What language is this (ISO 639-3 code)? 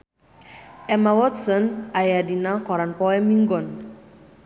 sun